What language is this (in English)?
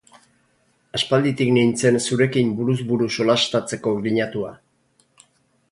Basque